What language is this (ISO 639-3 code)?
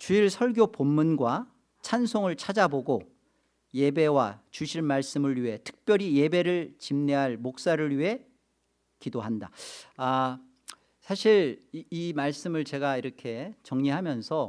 kor